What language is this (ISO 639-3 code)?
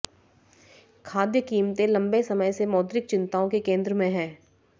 hin